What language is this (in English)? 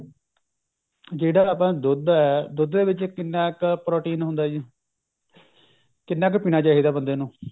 Punjabi